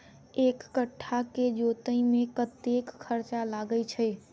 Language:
Maithili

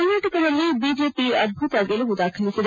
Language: Kannada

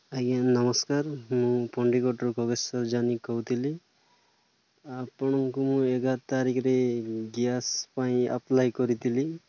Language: Odia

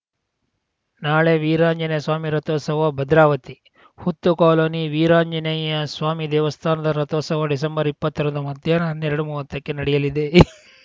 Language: Kannada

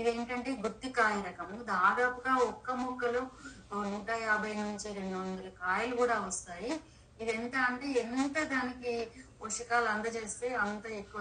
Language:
Telugu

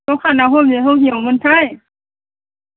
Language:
Bodo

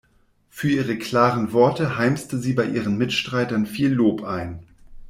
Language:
German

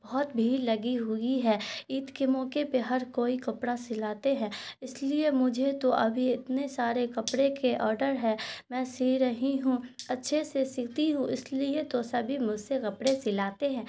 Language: Urdu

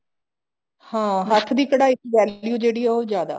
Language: Punjabi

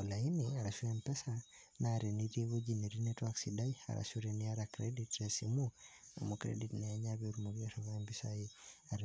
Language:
Masai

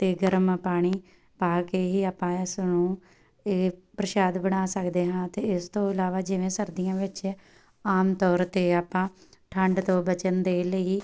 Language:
Punjabi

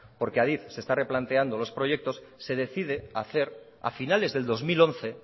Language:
Spanish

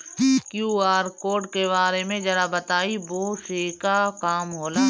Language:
Bhojpuri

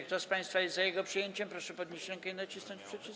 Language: Polish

